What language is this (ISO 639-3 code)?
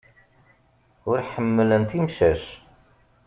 kab